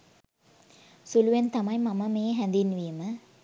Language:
Sinhala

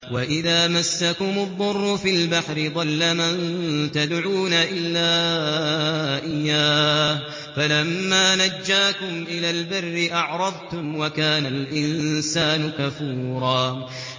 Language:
Arabic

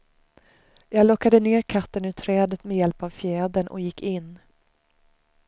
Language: Swedish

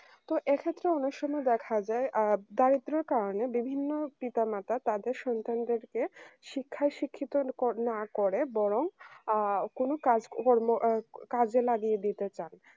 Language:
Bangla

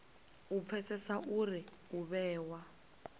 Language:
Venda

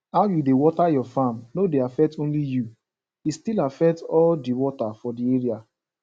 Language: Nigerian Pidgin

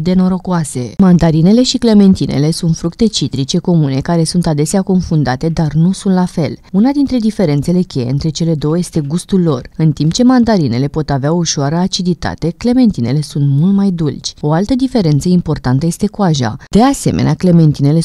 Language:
Romanian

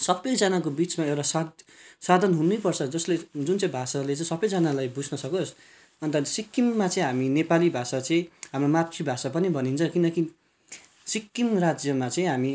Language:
Nepali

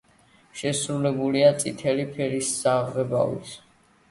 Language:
Georgian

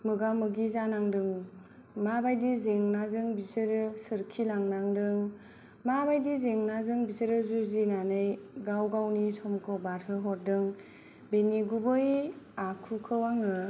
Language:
Bodo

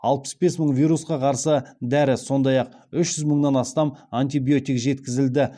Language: Kazakh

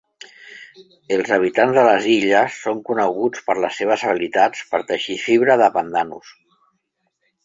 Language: Catalan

